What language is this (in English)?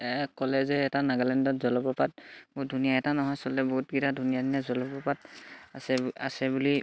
Assamese